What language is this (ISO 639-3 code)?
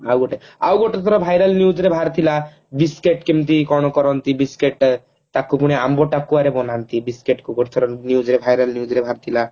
ori